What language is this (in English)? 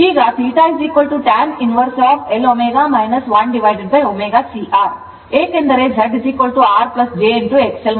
Kannada